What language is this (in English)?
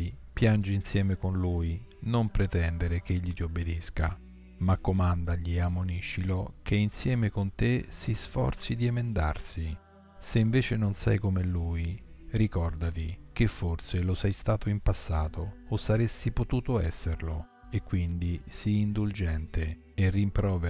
Italian